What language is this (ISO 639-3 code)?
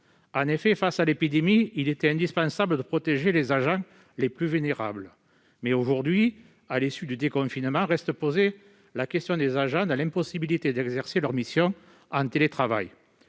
fra